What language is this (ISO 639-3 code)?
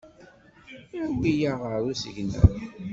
kab